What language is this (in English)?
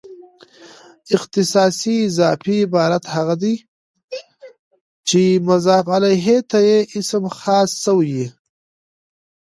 Pashto